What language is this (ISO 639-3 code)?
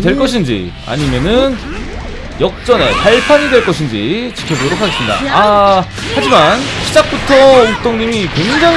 kor